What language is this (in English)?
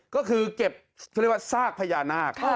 Thai